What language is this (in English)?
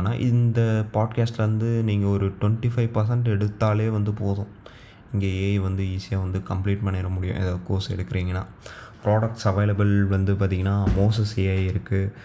Tamil